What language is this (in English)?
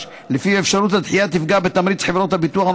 Hebrew